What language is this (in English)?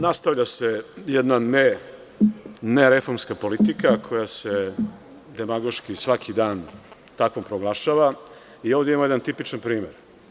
Serbian